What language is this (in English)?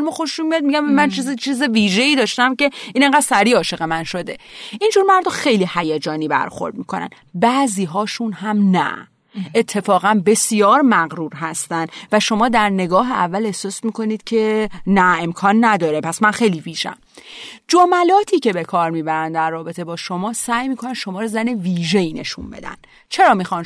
Persian